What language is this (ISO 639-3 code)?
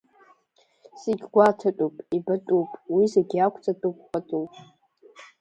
abk